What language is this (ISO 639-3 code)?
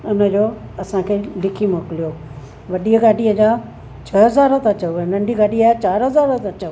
snd